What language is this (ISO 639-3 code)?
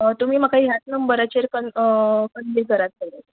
kok